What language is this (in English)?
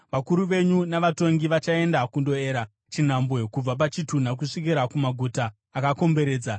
Shona